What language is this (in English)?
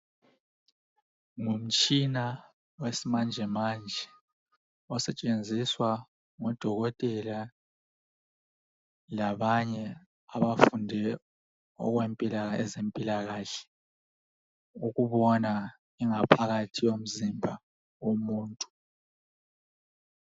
North Ndebele